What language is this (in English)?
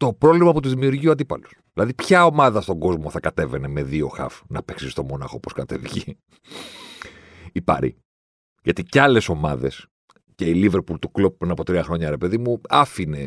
Greek